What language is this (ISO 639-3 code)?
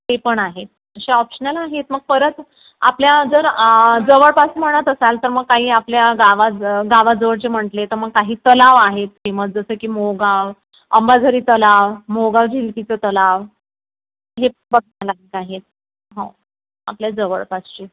mar